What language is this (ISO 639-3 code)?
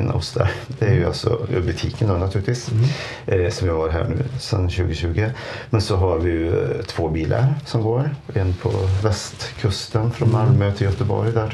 swe